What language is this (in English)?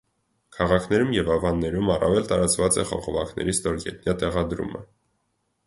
Armenian